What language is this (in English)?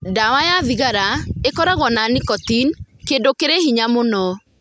Kikuyu